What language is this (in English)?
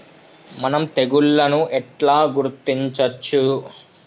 Telugu